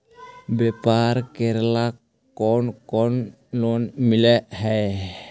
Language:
Magahi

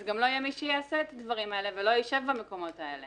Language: Hebrew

